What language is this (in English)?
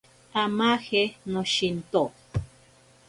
Ashéninka Perené